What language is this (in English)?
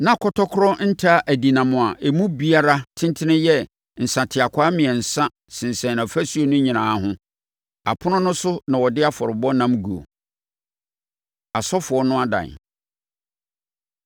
Akan